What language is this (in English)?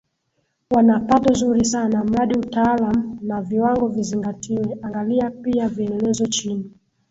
Swahili